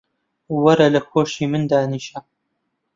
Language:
Central Kurdish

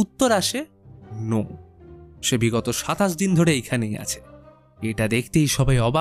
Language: Bangla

